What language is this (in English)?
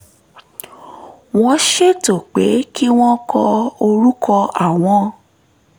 Yoruba